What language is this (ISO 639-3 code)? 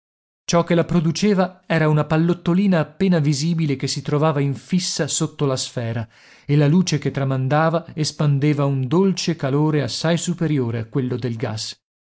ita